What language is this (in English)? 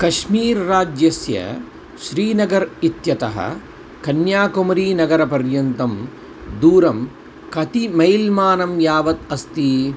Sanskrit